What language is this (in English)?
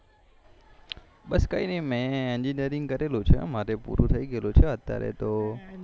Gujarati